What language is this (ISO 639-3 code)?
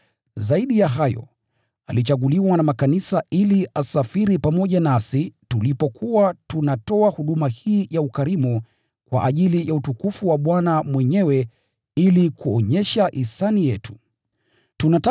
swa